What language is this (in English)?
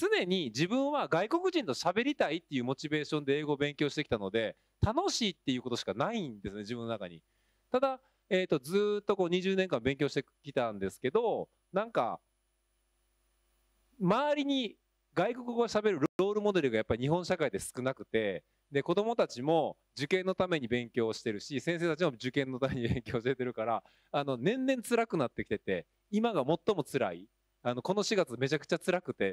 Japanese